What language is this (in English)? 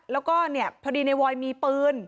Thai